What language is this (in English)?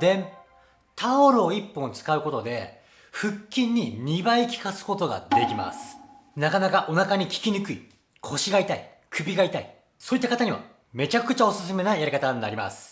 Japanese